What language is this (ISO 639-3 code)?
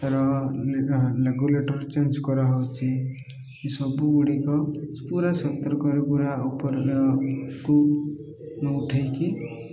ori